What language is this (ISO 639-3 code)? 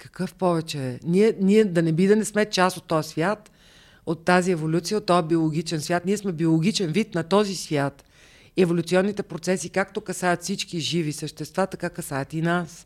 bul